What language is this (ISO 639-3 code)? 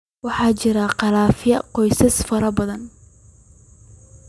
som